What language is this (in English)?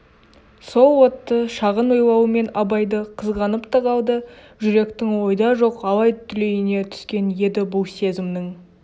Kazakh